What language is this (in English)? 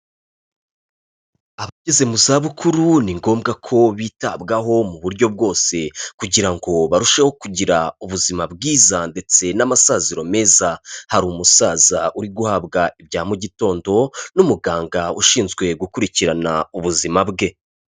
Kinyarwanda